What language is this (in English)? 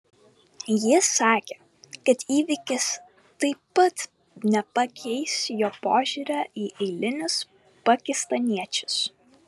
Lithuanian